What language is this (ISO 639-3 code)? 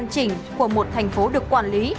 vie